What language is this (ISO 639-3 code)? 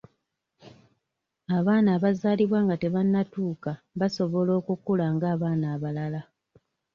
lug